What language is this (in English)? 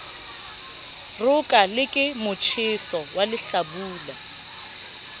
Southern Sotho